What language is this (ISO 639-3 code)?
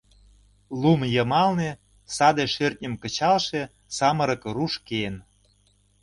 chm